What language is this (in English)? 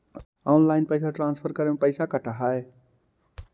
Magahi